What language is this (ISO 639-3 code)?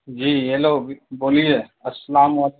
urd